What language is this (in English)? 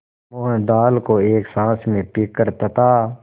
Hindi